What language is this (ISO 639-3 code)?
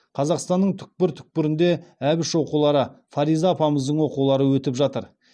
kaz